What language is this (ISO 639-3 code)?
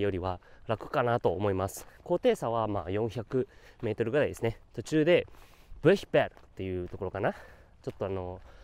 jpn